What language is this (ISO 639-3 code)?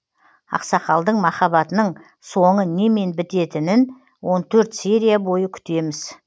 kaz